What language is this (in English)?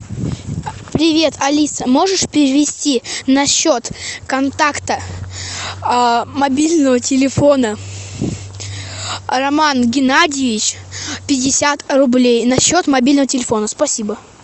Russian